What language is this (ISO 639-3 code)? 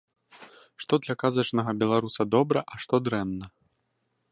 bel